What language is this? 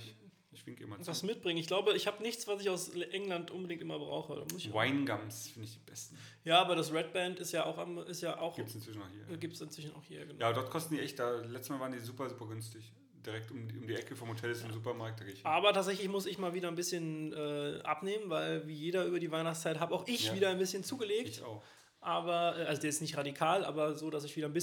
German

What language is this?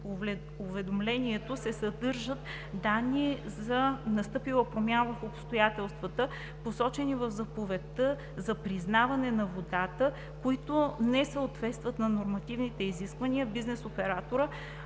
Bulgarian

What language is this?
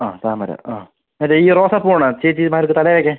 Malayalam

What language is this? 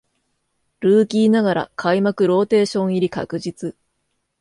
Japanese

